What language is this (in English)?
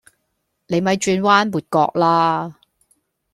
Cantonese